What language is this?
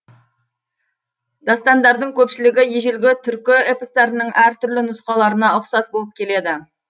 Kazakh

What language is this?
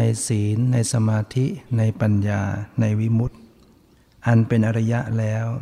Thai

